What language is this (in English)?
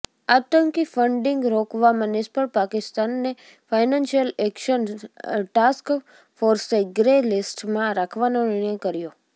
Gujarati